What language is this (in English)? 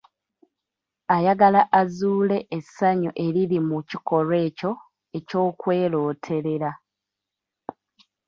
Ganda